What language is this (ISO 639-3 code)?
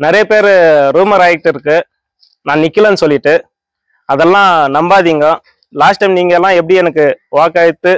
tam